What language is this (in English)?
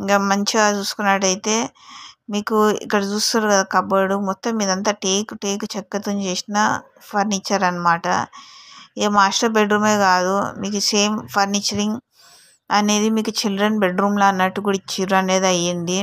Telugu